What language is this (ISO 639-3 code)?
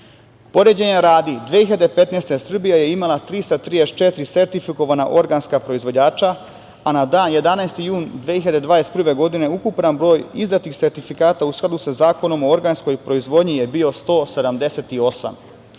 srp